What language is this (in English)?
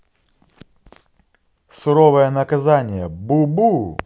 Russian